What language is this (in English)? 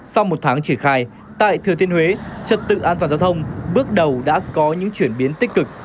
Vietnamese